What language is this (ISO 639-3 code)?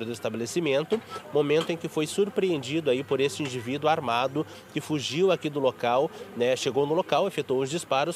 por